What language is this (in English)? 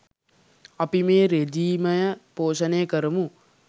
Sinhala